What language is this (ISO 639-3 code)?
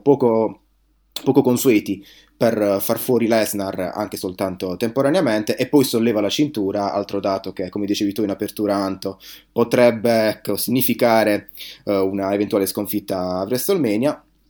ita